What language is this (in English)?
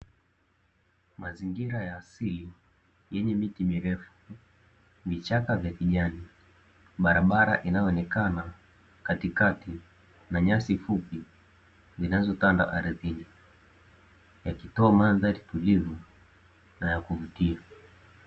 Swahili